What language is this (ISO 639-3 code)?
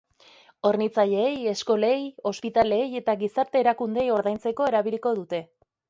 eus